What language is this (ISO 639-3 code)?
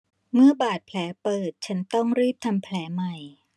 tha